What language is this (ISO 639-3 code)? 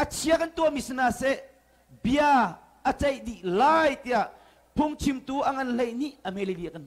ind